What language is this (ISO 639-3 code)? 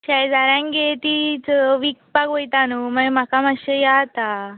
kok